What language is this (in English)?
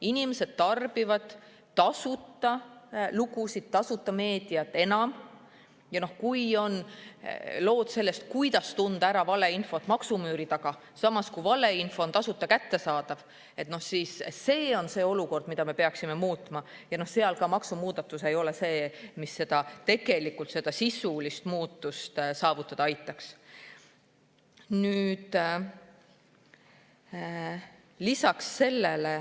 Estonian